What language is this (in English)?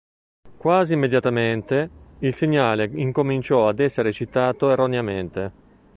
Italian